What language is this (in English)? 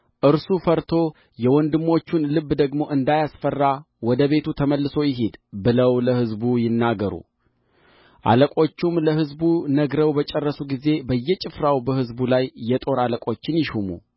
Amharic